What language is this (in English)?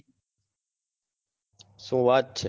Gujarati